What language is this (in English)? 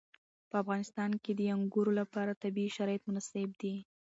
Pashto